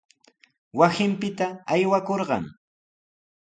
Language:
Sihuas Ancash Quechua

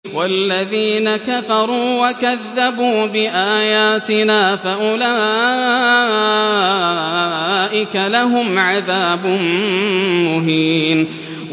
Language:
Arabic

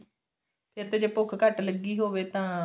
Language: Punjabi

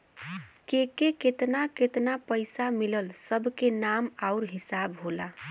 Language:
Bhojpuri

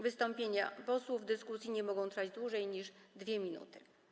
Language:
Polish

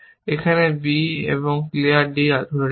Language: Bangla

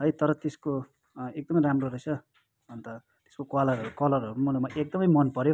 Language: Nepali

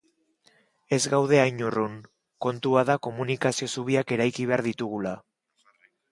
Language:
Basque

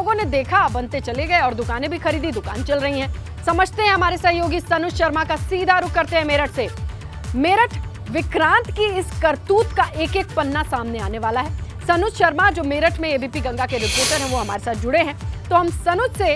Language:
Hindi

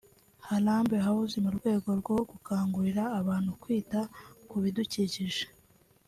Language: Kinyarwanda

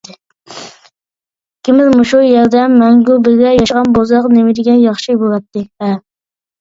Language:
Uyghur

